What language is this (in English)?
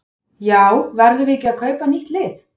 Icelandic